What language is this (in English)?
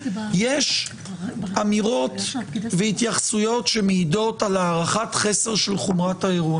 Hebrew